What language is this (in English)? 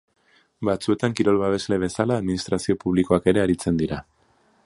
Basque